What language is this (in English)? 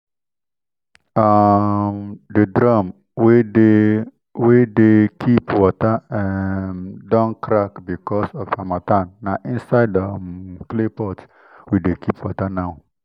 Nigerian Pidgin